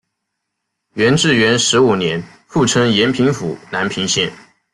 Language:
Chinese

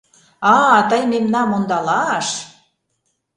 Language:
Mari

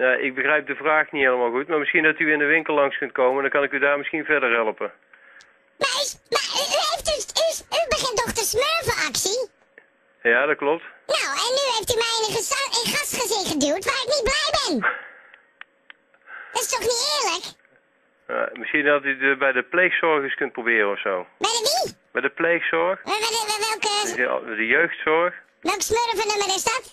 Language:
Dutch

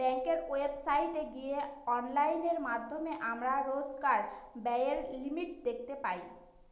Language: Bangla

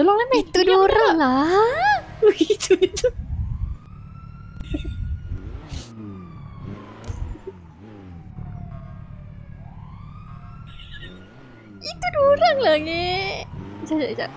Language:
Malay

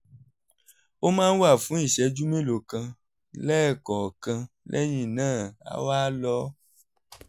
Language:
Yoruba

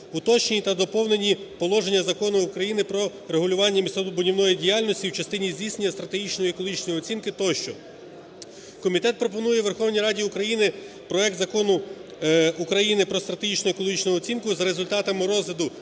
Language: Ukrainian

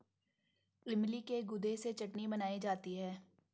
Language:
Hindi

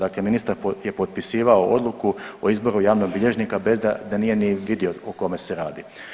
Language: Croatian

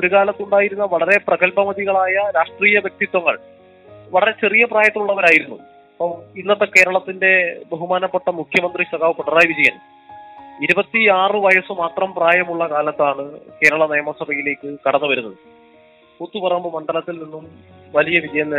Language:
Malayalam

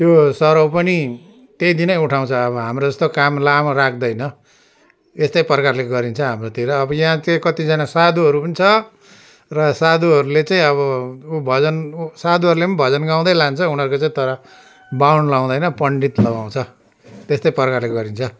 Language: Nepali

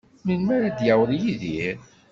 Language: Kabyle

